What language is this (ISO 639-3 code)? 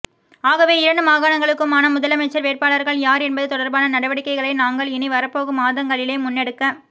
tam